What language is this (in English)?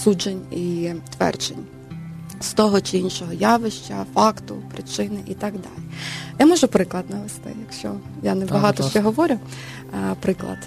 Ukrainian